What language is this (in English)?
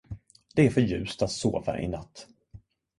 Swedish